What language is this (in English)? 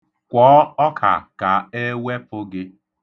Igbo